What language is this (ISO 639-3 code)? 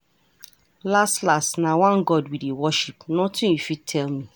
pcm